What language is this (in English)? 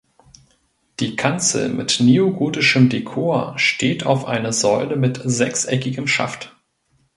German